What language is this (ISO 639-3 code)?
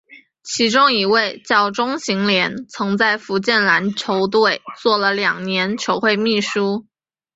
zho